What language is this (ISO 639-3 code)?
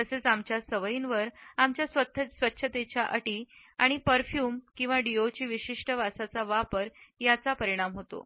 mar